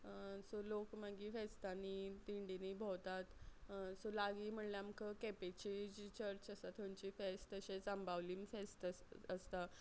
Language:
Konkani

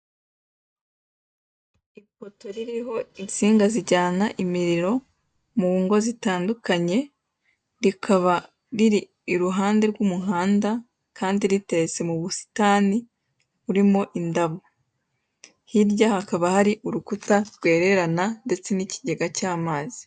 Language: Kinyarwanda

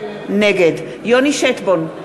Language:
Hebrew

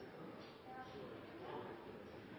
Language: Norwegian Bokmål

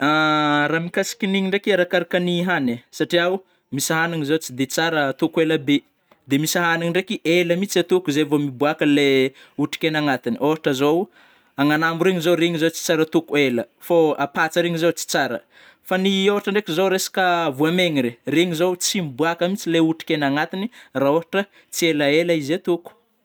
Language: Northern Betsimisaraka Malagasy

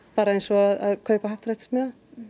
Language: Icelandic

